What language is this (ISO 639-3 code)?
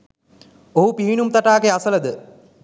sin